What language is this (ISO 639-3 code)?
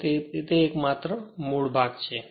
guj